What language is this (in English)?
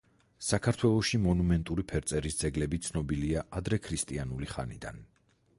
Georgian